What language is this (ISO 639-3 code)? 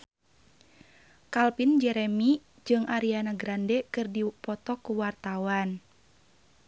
sun